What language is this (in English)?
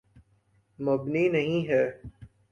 Urdu